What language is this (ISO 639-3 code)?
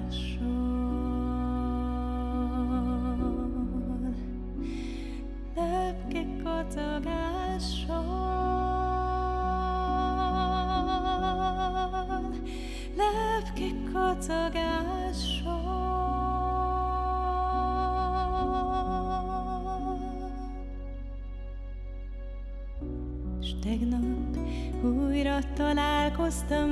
hun